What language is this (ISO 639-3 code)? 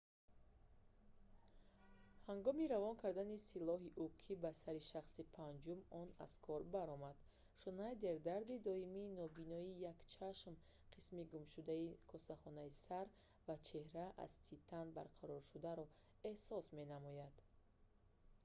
tgk